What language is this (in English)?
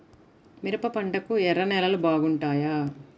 Telugu